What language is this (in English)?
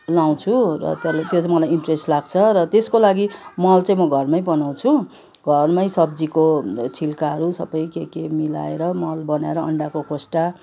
Nepali